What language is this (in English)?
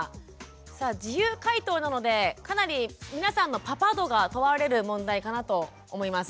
Japanese